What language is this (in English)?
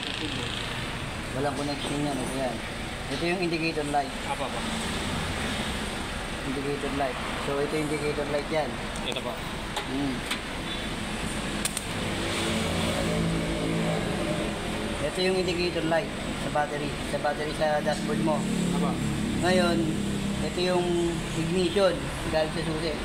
Filipino